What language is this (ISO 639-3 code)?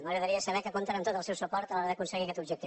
cat